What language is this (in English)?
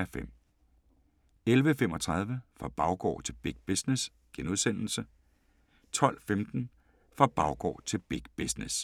Danish